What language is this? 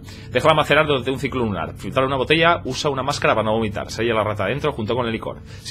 Spanish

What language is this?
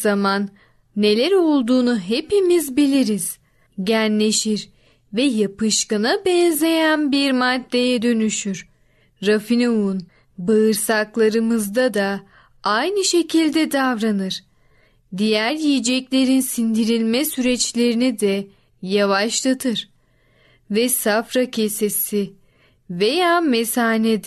Turkish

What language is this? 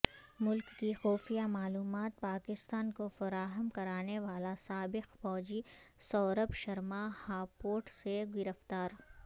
Urdu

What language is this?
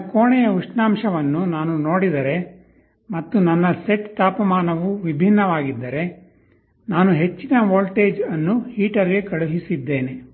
Kannada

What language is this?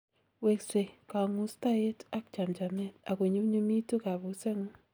Kalenjin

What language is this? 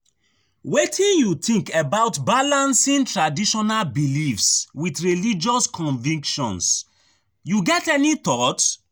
Nigerian Pidgin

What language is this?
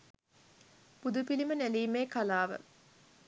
Sinhala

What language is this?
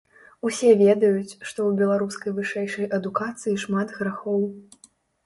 Belarusian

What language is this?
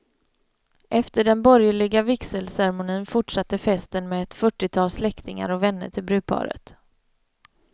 Swedish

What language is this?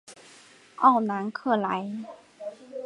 Chinese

